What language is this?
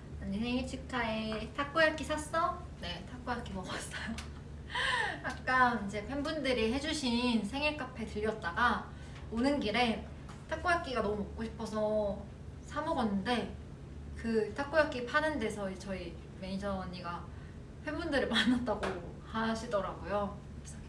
Korean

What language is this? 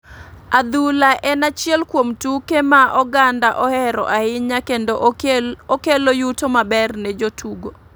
Luo (Kenya and Tanzania)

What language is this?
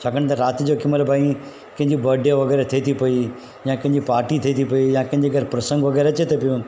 Sindhi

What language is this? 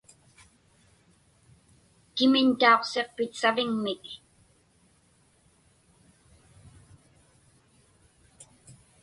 Inupiaq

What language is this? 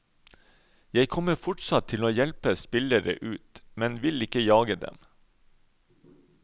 Norwegian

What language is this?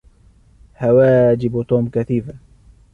Arabic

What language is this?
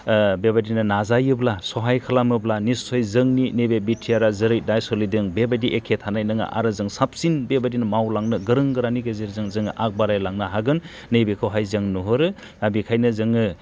Bodo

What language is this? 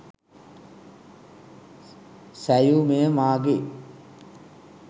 Sinhala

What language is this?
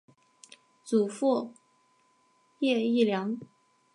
Chinese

